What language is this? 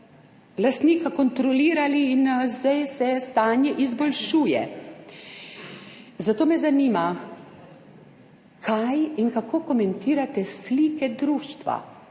Slovenian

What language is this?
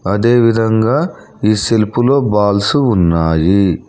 Telugu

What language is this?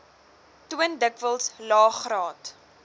Afrikaans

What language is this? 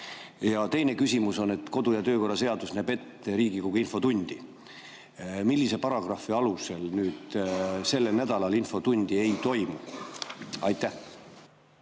Estonian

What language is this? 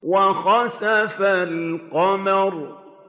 Arabic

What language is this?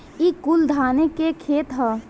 Bhojpuri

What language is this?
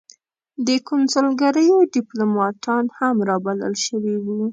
Pashto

